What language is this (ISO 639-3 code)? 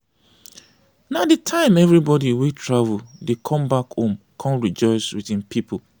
pcm